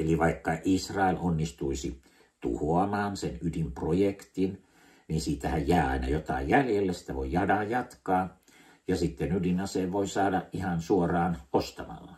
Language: Finnish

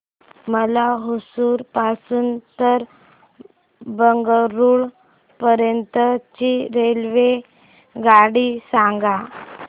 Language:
Marathi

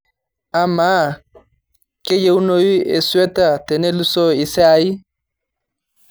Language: Masai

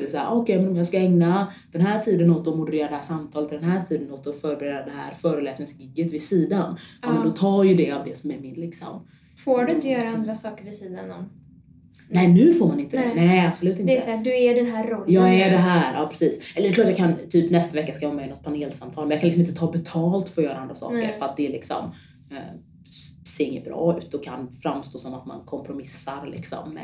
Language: Swedish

